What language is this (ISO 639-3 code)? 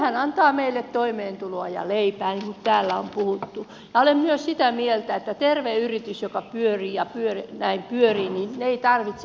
fin